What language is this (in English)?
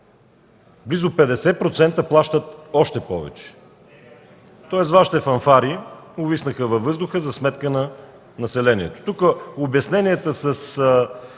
Bulgarian